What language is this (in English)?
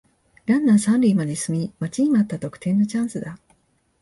Japanese